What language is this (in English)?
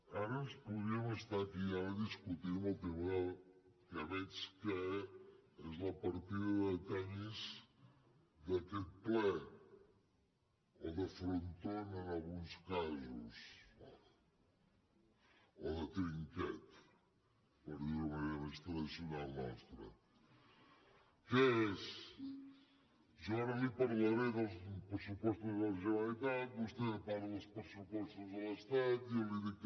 Catalan